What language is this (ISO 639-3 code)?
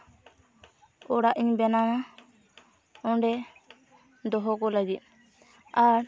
sat